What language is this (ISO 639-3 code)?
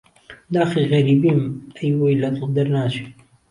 ckb